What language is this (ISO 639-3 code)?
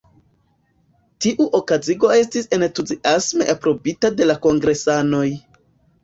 epo